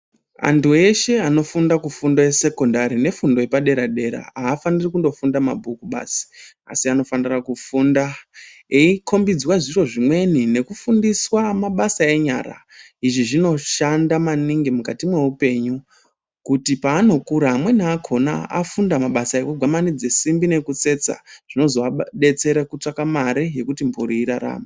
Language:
Ndau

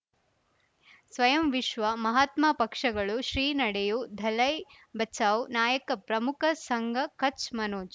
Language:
Kannada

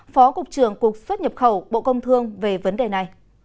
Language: Vietnamese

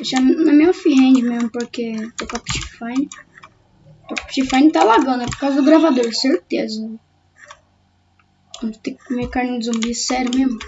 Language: Portuguese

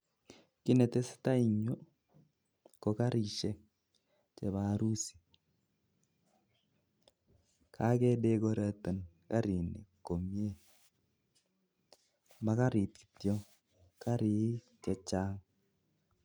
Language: Kalenjin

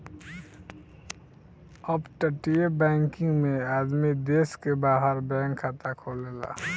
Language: Bhojpuri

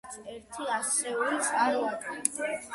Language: Georgian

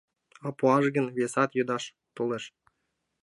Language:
Mari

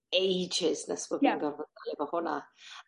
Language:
Welsh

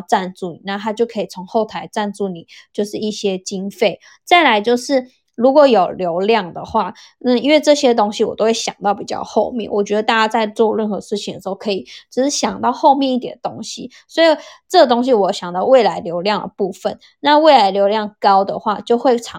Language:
Chinese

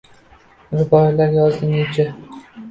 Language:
Uzbek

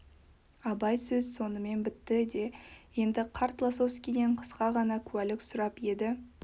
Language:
Kazakh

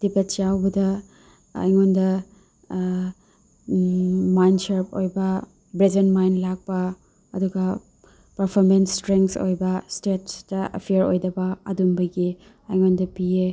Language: Manipuri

